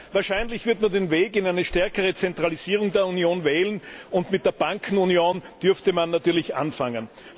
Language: German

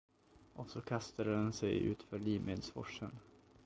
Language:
Swedish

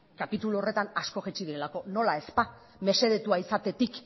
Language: Basque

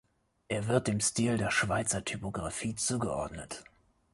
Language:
German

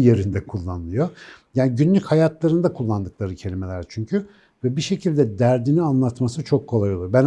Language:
Turkish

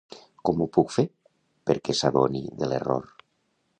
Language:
Catalan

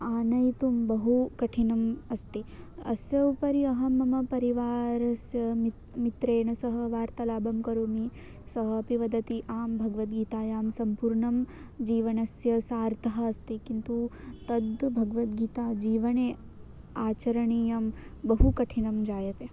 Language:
Sanskrit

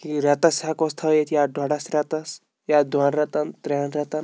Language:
Kashmiri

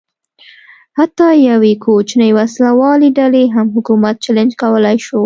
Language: Pashto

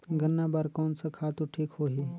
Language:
Chhattisgarhi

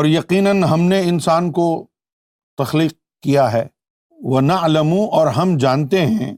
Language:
Urdu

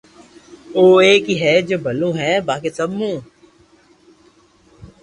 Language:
Loarki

